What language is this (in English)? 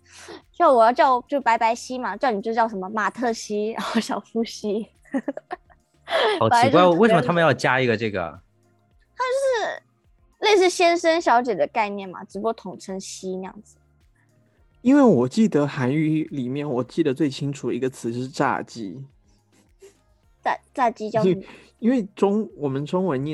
Chinese